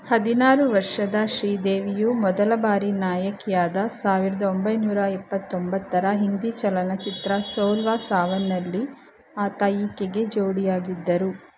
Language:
Kannada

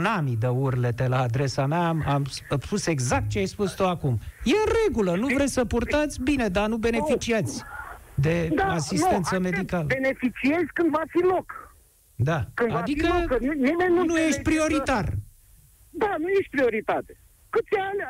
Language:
Romanian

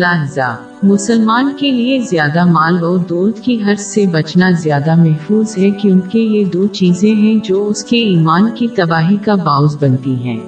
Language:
Urdu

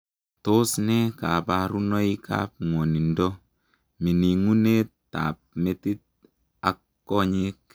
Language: Kalenjin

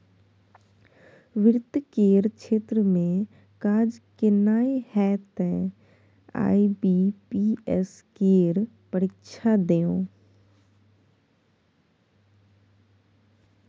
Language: Maithili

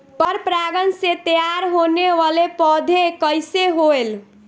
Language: Bhojpuri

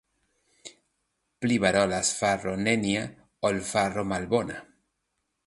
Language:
Esperanto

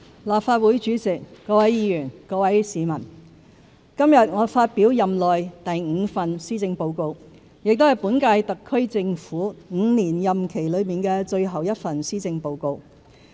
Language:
Cantonese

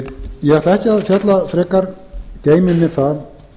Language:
Icelandic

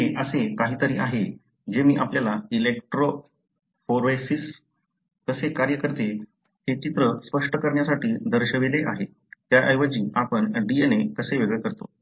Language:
Marathi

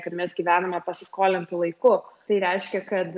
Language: Lithuanian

